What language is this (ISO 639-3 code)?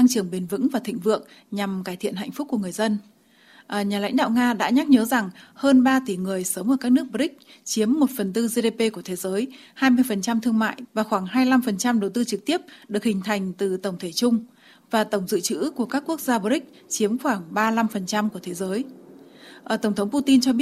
vie